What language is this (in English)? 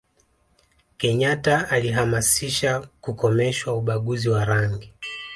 Swahili